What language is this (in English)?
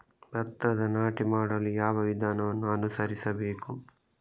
Kannada